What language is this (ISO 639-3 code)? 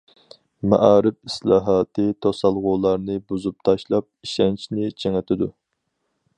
uig